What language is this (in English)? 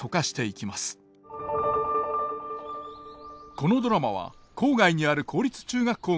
Japanese